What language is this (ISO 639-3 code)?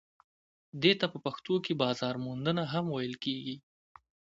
pus